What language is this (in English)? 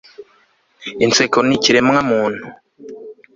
Kinyarwanda